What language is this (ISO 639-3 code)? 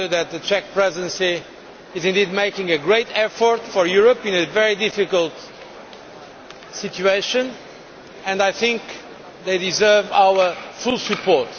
eng